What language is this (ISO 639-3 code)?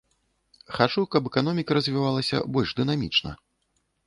bel